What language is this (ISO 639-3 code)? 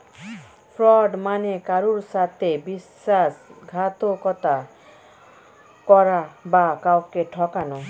ben